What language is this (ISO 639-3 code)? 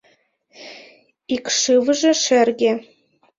chm